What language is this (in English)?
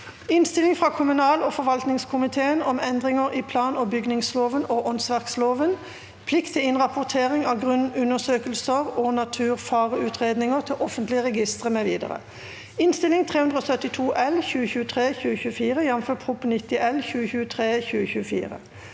Norwegian